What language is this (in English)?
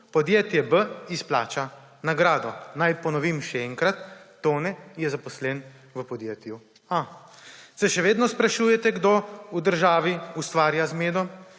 Slovenian